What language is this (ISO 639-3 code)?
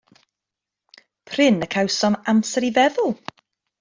cym